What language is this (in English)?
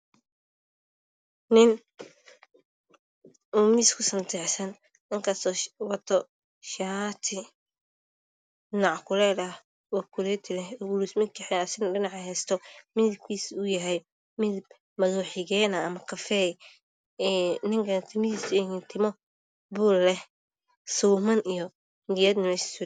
Somali